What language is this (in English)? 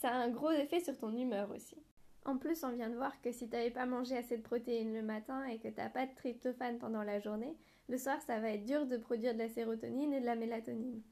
French